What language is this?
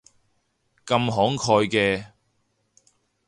Cantonese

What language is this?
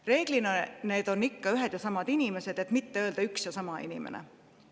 Estonian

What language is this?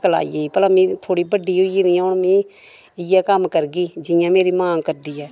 Dogri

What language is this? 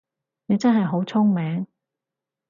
Cantonese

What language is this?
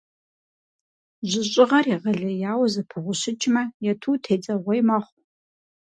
Kabardian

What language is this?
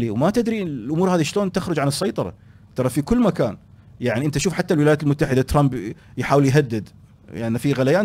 Arabic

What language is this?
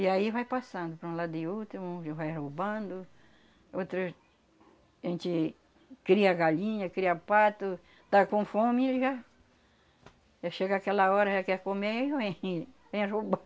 Portuguese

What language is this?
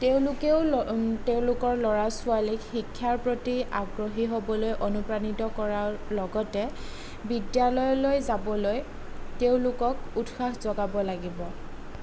Assamese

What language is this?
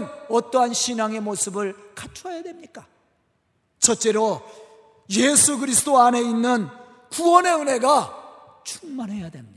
Korean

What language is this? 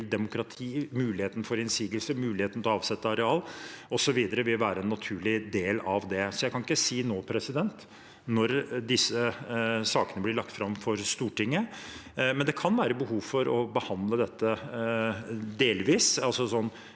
Norwegian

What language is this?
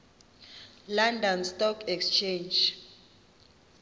Xhosa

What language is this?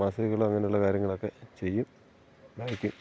Malayalam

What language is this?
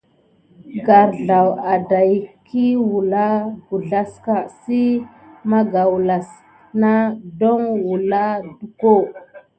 Gidar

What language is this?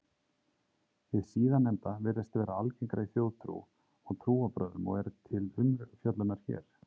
Icelandic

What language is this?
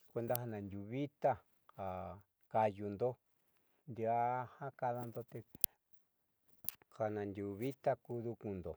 Southeastern Nochixtlán Mixtec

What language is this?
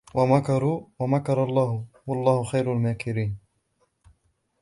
Arabic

